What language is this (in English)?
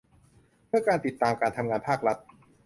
Thai